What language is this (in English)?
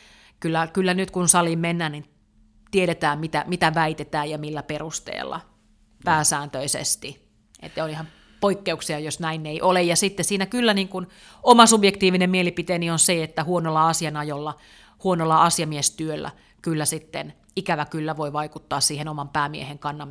Finnish